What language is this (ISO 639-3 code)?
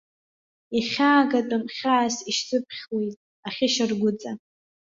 abk